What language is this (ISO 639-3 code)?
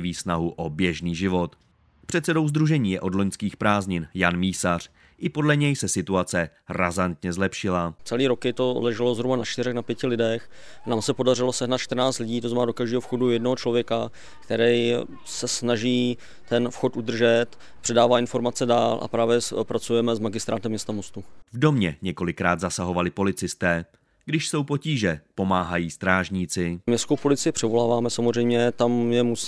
ces